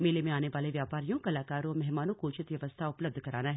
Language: Hindi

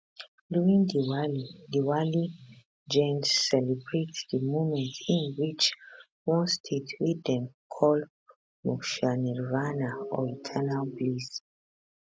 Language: Nigerian Pidgin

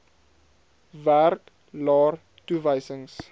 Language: Afrikaans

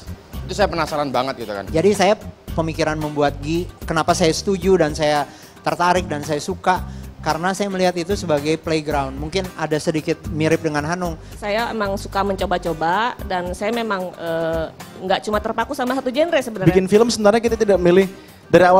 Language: Indonesian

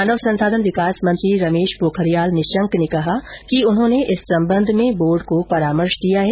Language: Hindi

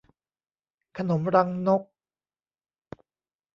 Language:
Thai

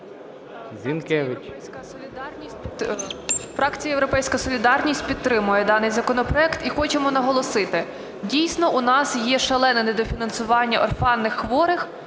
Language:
Ukrainian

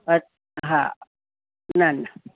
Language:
Sindhi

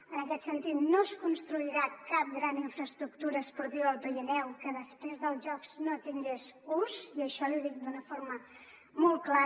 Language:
Catalan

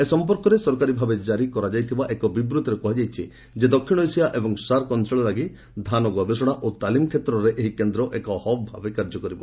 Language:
Odia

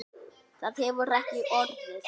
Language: Icelandic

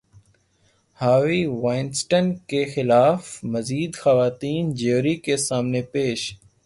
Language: Urdu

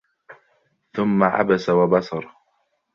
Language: Arabic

